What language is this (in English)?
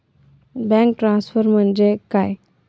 Marathi